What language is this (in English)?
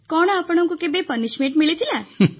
Odia